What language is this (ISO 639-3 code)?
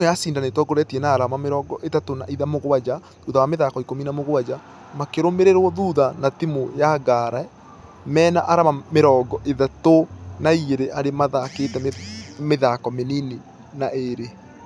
kik